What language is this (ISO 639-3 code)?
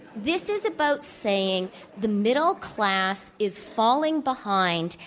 eng